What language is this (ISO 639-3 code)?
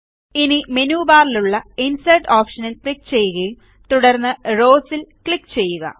mal